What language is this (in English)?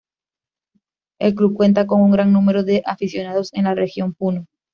Spanish